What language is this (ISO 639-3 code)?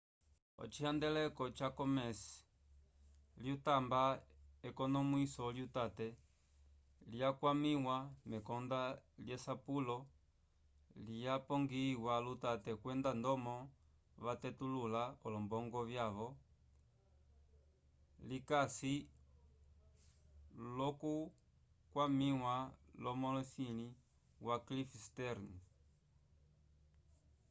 umb